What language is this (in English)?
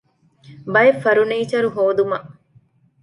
Divehi